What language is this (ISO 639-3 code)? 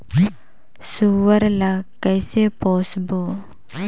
hne